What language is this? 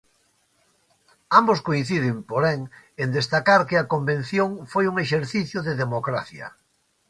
Galician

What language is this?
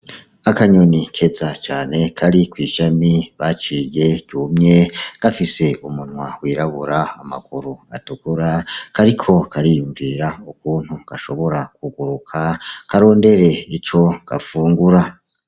Rundi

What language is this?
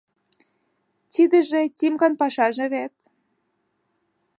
Mari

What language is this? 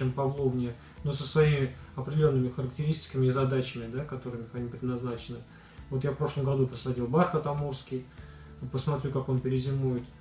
Russian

